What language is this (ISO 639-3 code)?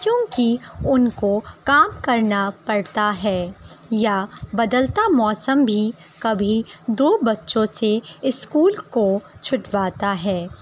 urd